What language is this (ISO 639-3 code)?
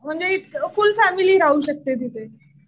mar